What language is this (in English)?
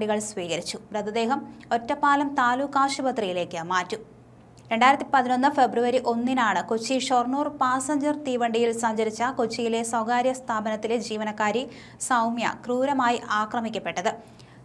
Romanian